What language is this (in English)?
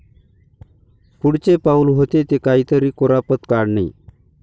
Marathi